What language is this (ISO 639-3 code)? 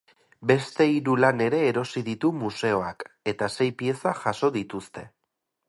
eus